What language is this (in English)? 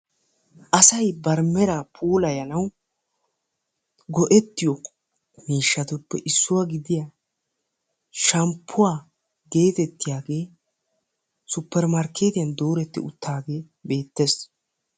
Wolaytta